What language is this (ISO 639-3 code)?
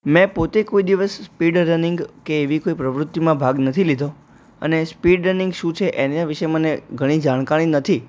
guj